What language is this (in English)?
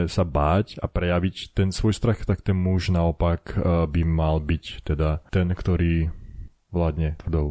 Slovak